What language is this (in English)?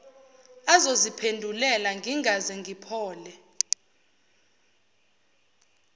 Zulu